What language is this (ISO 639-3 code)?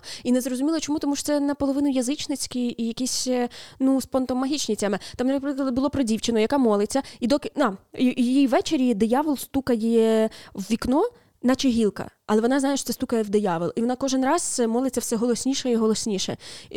ukr